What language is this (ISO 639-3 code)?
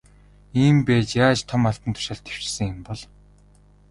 mon